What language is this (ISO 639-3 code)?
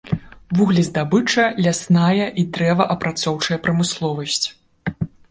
bel